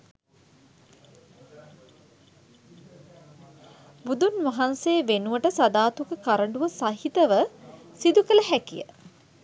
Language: Sinhala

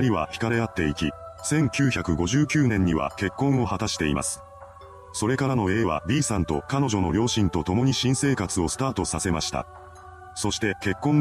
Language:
Japanese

